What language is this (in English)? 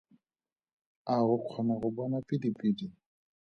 Tswana